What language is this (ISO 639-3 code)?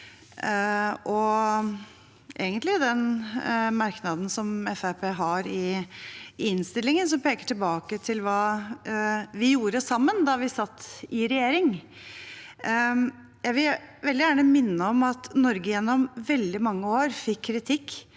nor